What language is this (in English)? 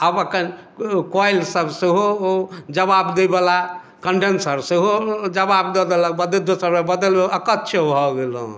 Maithili